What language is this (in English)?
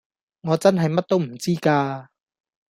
Cantonese